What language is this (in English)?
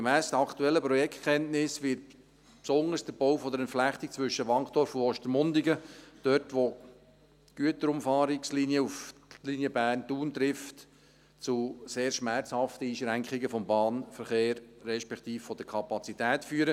Swiss German